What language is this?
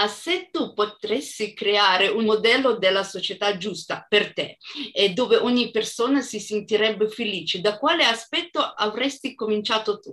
Italian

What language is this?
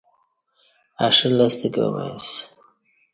Kati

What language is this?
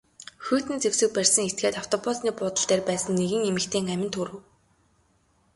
Mongolian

